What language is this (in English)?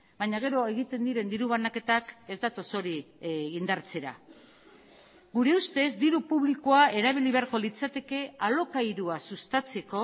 Basque